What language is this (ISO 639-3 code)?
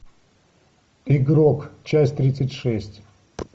rus